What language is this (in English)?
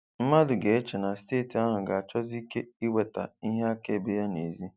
Igbo